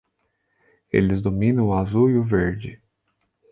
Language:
Portuguese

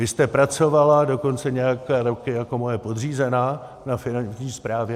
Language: Czech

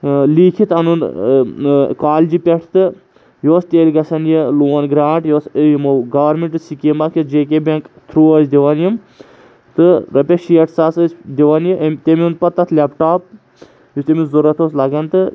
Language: Kashmiri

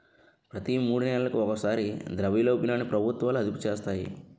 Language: Telugu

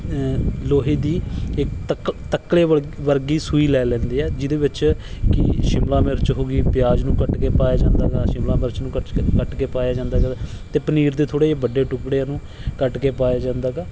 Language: Punjabi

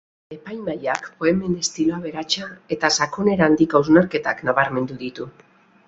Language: Basque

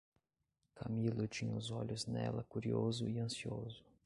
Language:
Portuguese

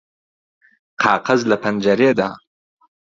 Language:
Central Kurdish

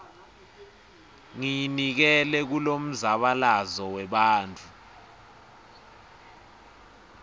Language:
Swati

